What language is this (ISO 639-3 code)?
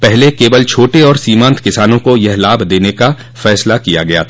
hin